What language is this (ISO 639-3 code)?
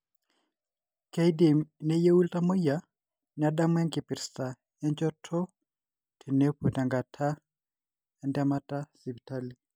mas